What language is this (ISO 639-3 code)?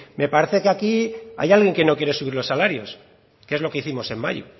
spa